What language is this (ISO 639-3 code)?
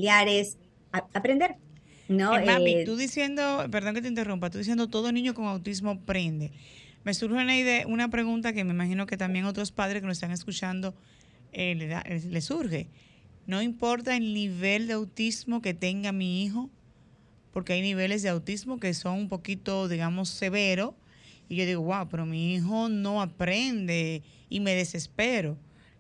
spa